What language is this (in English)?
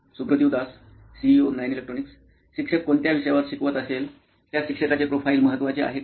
Marathi